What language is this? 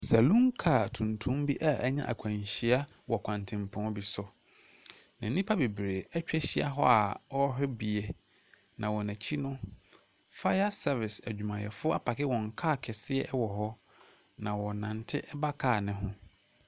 Akan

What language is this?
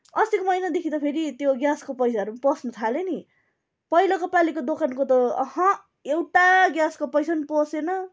Nepali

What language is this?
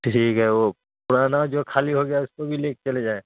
Urdu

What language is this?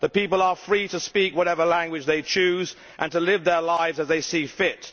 English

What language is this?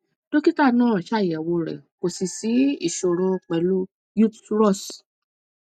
Yoruba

